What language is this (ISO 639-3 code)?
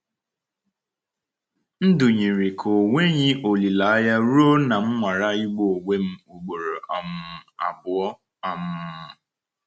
ibo